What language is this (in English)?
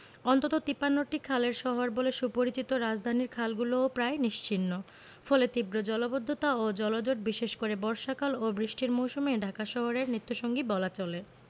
Bangla